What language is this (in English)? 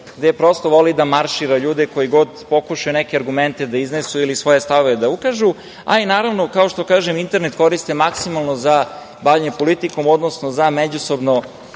Serbian